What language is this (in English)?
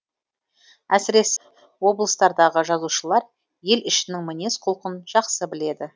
Kazakh